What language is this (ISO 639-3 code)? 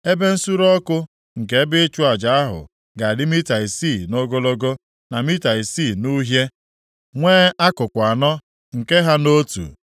ibo